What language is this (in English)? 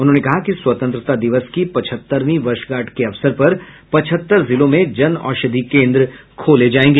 Hindi